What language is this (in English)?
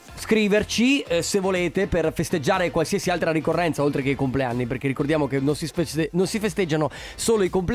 Italian